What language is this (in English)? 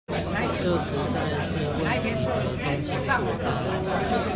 Chinese